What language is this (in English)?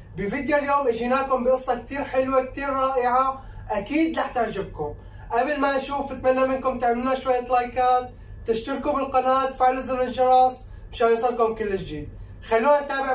Arabic